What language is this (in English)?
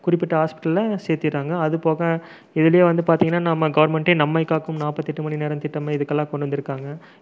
Tamil